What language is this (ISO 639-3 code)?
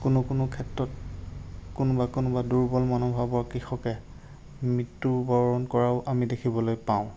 asm